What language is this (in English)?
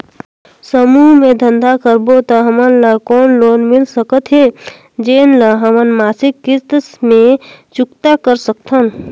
Chhattisgarhi